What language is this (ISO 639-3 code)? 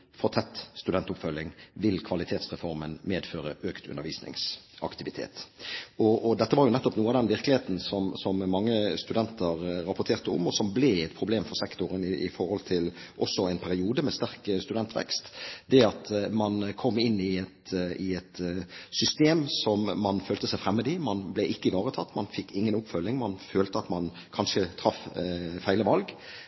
nob